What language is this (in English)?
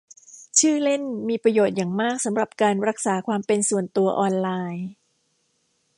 Thai